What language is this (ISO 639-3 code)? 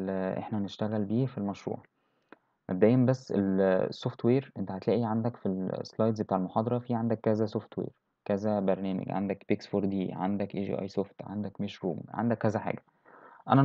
ara